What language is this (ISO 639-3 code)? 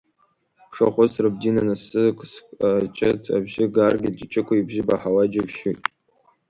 abk